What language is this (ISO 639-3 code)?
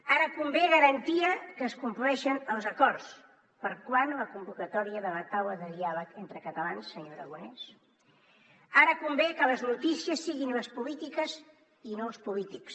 cat